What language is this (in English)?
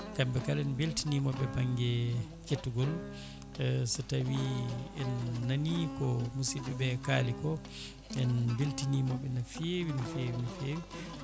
Fula